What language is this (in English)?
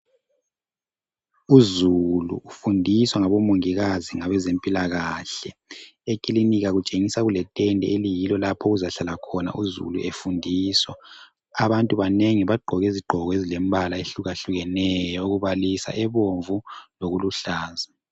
North Ndebele